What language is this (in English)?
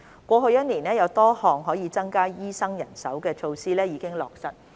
Cantonese